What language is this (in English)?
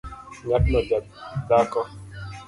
Luo (Kenya and Tanzania)